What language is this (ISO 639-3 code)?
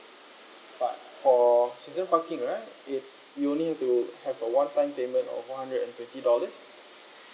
eng